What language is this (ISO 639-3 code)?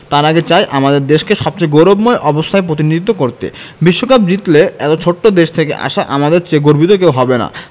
ben